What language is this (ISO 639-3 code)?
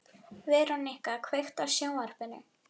isl